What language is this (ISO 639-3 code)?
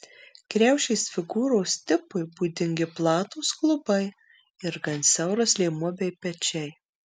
lit